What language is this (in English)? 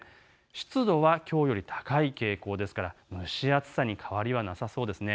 Japanese